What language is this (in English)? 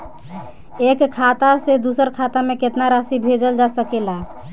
Bhojpuri